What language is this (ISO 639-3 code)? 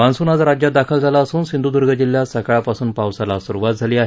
mar